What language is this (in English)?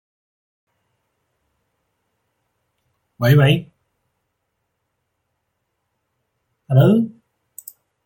Chinese